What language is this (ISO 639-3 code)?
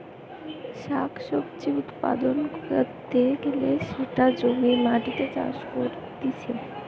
ben